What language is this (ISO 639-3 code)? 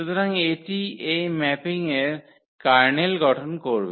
ben